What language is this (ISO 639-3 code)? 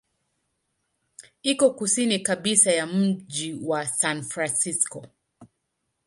swa